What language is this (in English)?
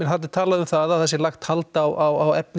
Icelandic